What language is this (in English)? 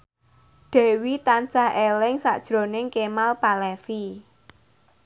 Javanese